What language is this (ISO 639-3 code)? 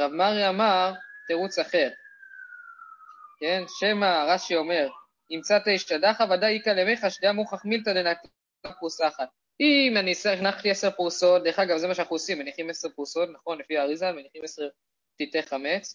heb